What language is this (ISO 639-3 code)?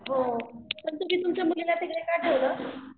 mar